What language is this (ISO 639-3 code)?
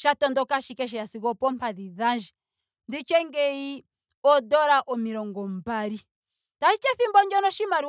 ndo